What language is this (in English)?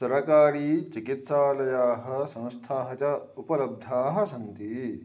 Sanskrit